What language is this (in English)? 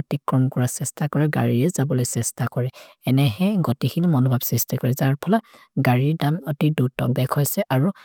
Maria (India)